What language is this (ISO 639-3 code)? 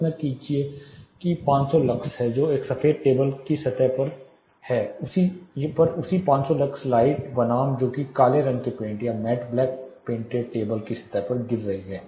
hin